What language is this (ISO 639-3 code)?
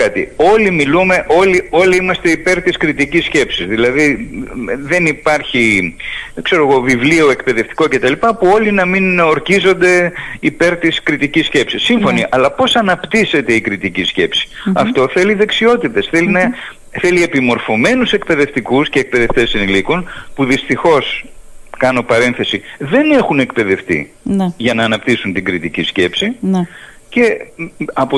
ell